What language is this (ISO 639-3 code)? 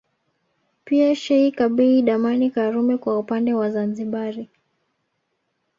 swa